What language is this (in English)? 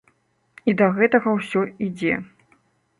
Belarusian